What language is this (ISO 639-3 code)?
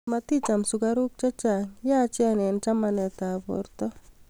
kln